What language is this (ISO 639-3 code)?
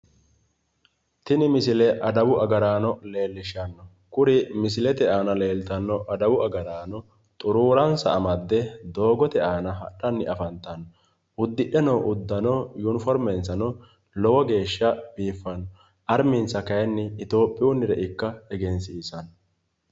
sid